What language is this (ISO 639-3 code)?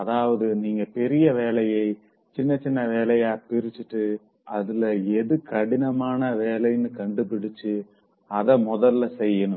tam